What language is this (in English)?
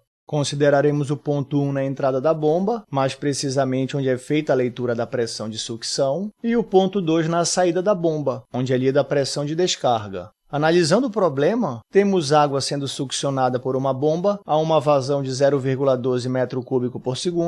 Portuguese